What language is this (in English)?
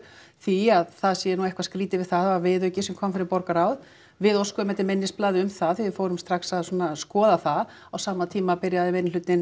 Icelandic